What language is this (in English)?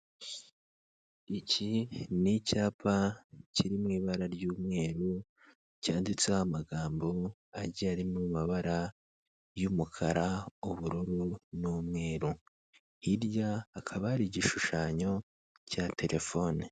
Kinyarwanda